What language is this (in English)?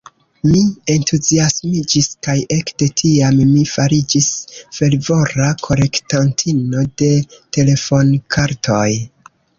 Esperanto